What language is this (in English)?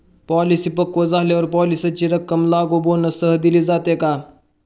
Marathi